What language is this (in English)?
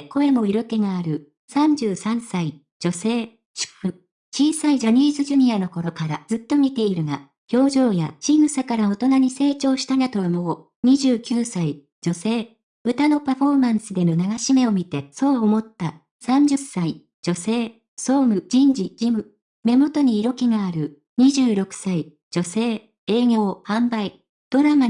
Japanese